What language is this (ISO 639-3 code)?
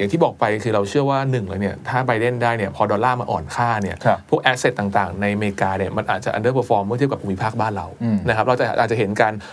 tha